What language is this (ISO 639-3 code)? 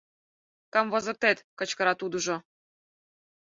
chm